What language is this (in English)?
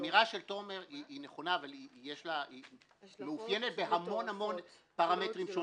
Hebrew